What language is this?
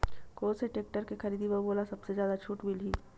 Chhattisgarhi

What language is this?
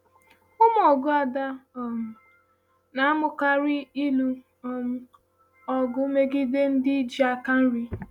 Igbo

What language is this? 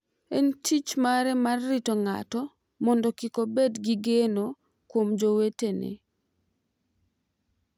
Luo (Kenya and Tanzania)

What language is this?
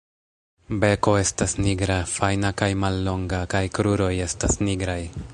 Esperanto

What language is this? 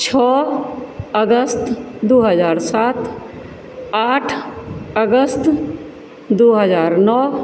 Maithili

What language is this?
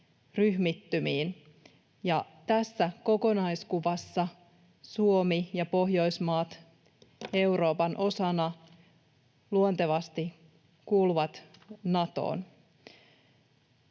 Finnish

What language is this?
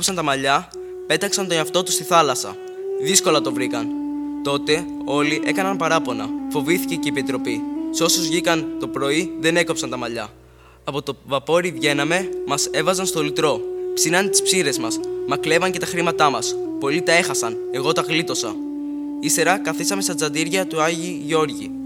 Greek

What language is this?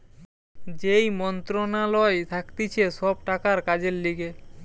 Bangla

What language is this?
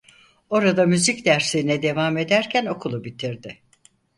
Turkish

